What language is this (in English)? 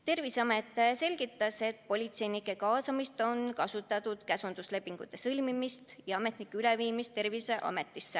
Estonian